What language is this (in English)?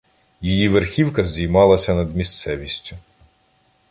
Ukrainian